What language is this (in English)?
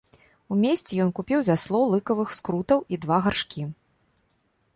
Belarusian